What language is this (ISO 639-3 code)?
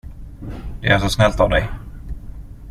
swe